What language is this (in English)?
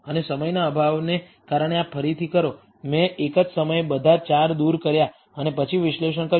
Gujarati